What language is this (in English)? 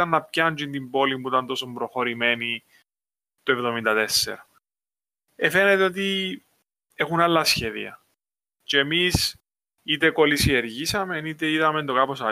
Greek